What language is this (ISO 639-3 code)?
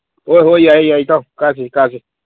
mni